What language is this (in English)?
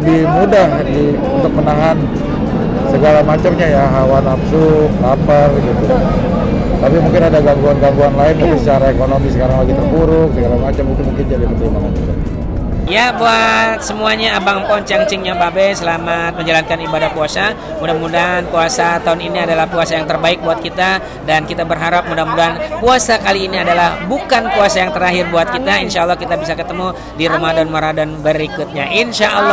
Indonesian